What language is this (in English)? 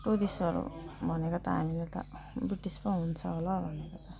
Nepali